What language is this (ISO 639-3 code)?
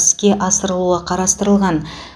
kaz